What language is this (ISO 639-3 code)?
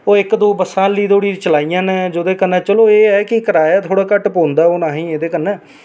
doi